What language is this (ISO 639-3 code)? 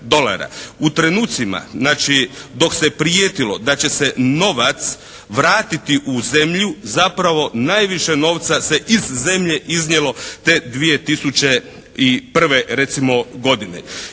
hrv